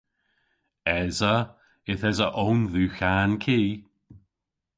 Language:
Cornish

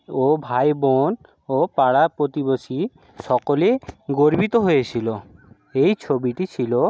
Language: Bangla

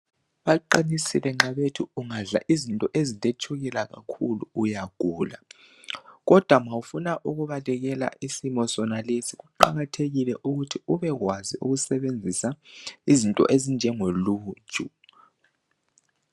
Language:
North Ndebele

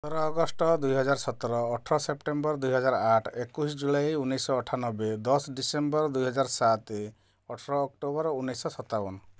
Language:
Odia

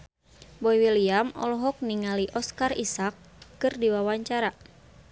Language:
Sundanese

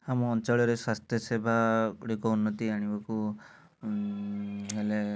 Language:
Odia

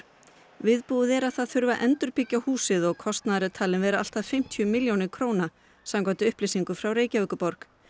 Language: Icelandic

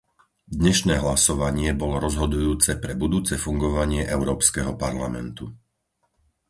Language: Slovak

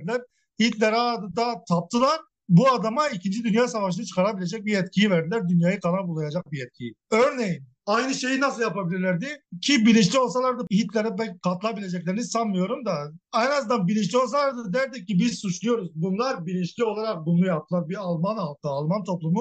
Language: Turkish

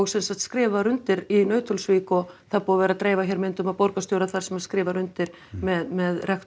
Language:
Icelandic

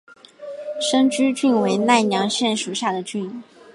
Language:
Chinese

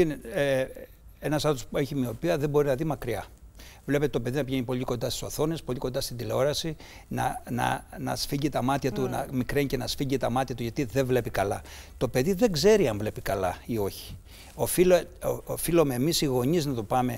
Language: Greek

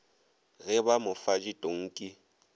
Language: Northern Sotho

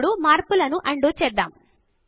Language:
Telugu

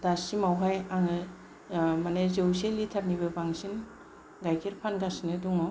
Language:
Bodo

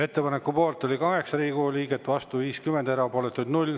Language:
Estonian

